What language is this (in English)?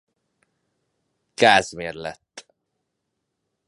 Hungarian